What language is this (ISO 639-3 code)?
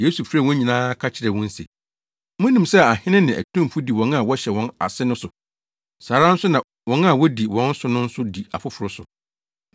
aka